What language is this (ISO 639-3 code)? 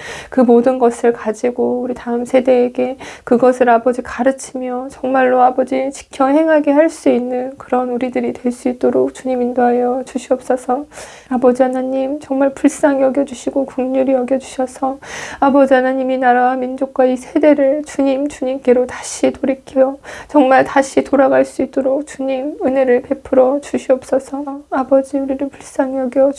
kor